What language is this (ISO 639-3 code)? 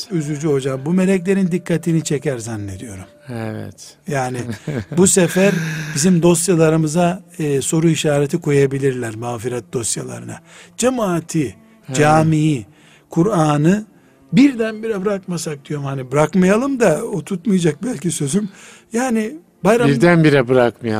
tur